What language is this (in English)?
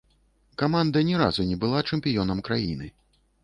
Belarusian